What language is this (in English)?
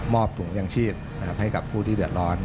Thai